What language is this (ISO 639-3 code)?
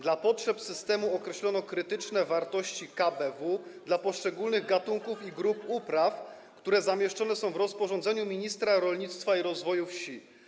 pol